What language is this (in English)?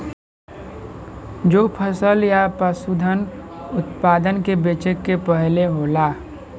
Bhojpuri